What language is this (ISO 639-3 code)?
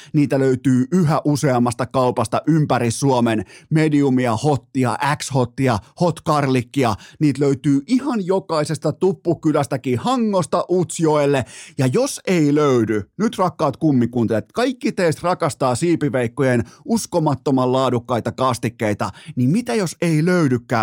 fin